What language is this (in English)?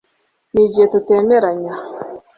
Kinyarwanda